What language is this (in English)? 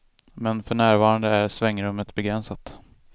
Swedish